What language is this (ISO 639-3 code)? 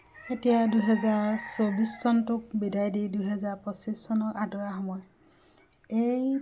asm